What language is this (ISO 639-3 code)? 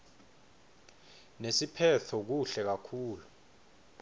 ssw